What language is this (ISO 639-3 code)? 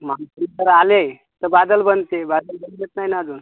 mar